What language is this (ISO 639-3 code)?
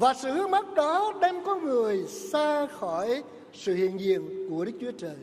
vie